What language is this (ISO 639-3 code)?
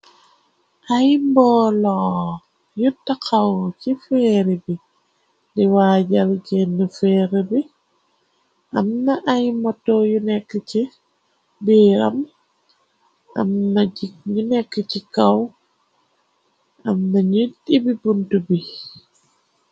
wol